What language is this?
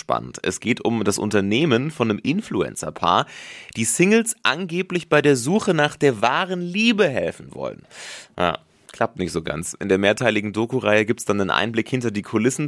German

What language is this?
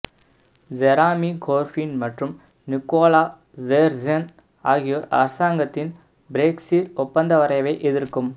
Tamil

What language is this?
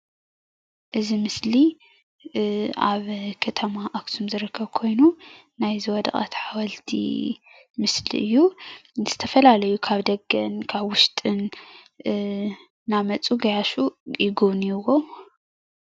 Tigrinya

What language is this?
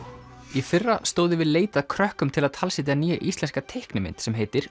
Icelandic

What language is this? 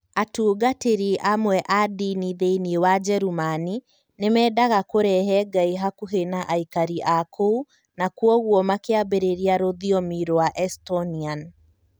Kikuyu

